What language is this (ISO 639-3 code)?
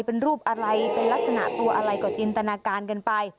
tha